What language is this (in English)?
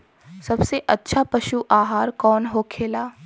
Bhojpuri